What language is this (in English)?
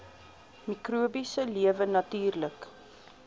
Afrikaans